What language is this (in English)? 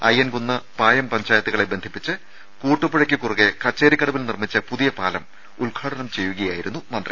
Malayalam